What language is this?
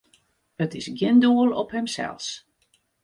Western Frisian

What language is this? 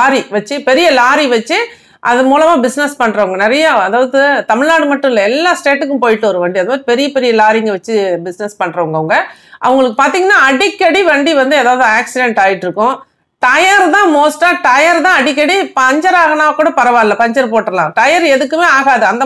Dutch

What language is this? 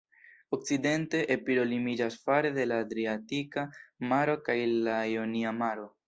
Esperanto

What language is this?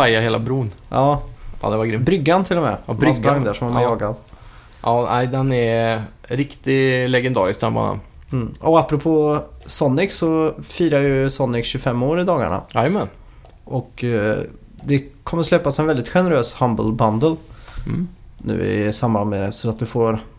Swedish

